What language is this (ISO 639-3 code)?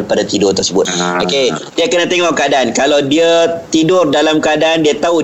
msa